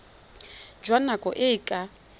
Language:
Tswana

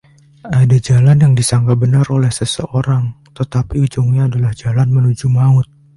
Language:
Indonesian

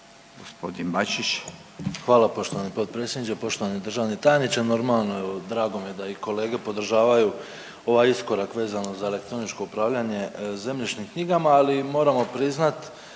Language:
Croatian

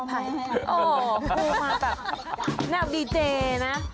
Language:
Thai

